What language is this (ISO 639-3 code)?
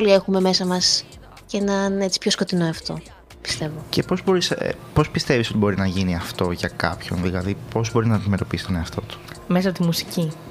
ell